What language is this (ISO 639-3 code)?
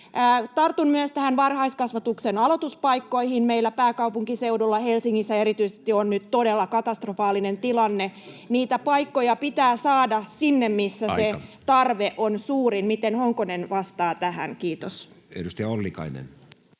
fin